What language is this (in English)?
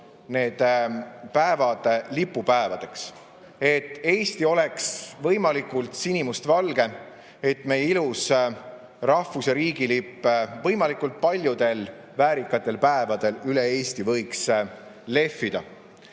Estonian